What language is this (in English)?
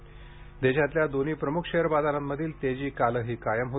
Marathi